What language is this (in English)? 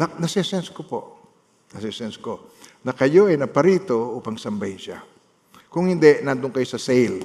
Filipino